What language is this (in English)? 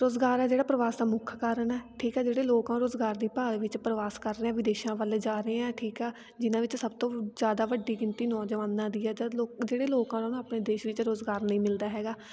Punjabi